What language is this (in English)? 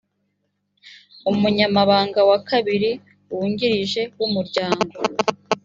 Kinyarwanda